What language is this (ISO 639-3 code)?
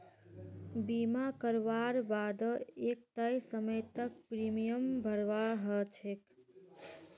mag